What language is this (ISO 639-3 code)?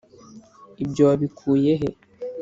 kin